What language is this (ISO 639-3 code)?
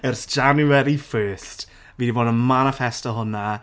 cym